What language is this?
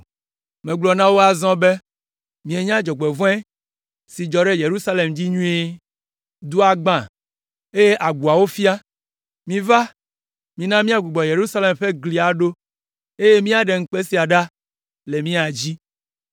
Ewe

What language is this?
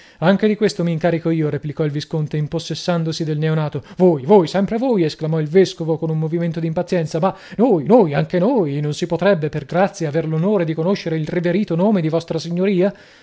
Italian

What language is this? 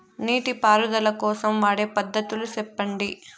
Telugu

